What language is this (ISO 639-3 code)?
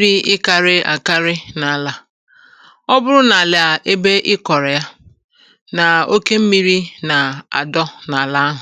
ibo